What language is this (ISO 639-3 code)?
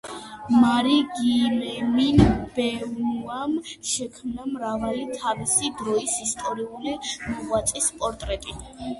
kat